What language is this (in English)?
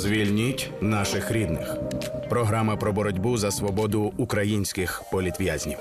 Ukrainian